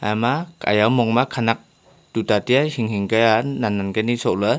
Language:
Wancho Naga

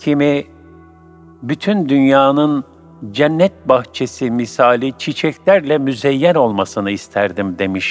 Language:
Turkish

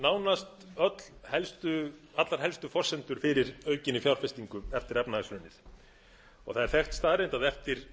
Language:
Icelandic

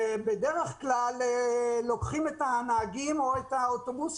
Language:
Hebrew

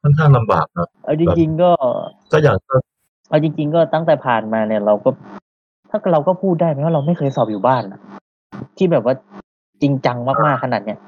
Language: Thai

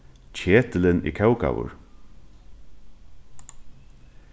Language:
Faroese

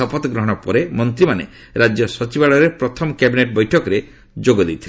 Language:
Odia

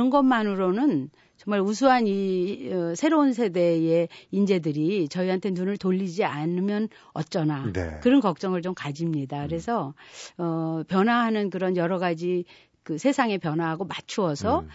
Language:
Korean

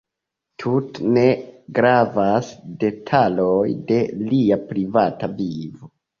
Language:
Esperanto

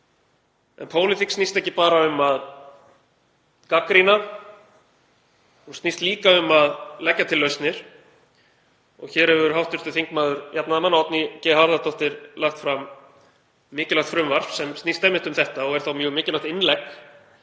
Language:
Icelandic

